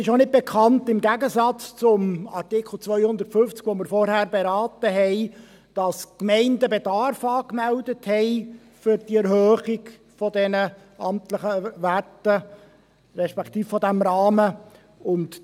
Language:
Swiss German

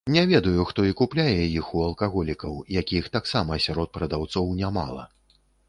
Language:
Belarusian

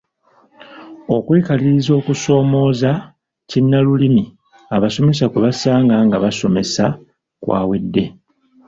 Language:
Ganda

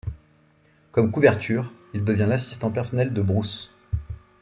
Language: French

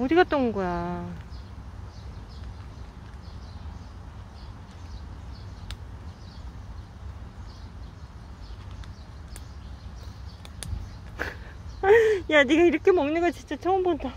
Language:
Korean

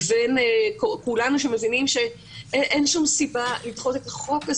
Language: Hebrew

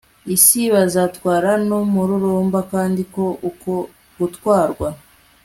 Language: Kinyarwanda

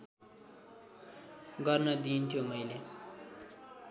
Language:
Nepali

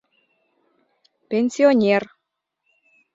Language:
Mari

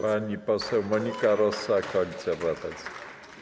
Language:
Polish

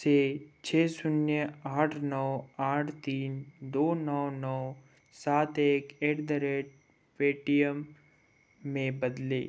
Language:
Hindi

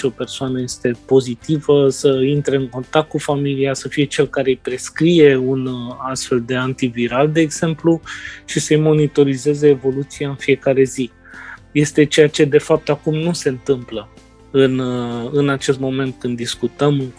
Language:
Romanian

